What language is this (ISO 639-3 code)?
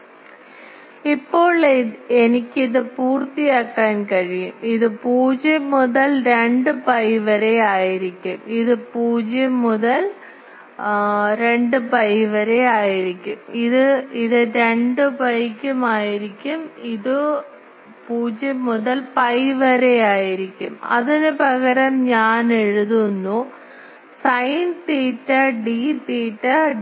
mal